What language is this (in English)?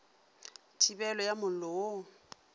Northern Sotho